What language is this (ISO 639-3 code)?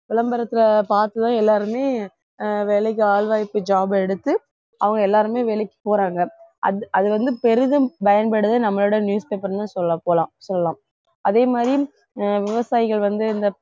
tam